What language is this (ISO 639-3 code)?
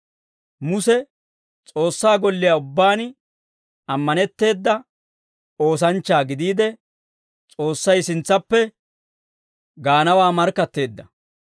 dwr